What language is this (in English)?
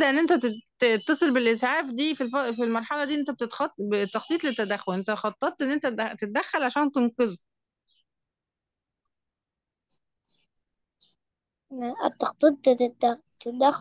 Arabic